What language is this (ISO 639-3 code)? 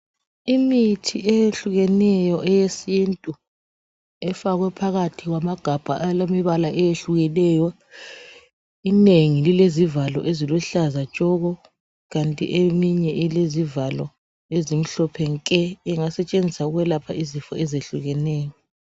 nde